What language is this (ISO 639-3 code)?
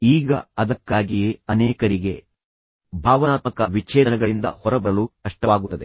kan